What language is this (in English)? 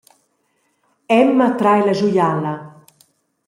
Romansh